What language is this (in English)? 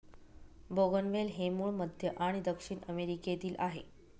Marathi